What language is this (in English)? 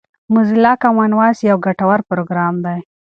Pashto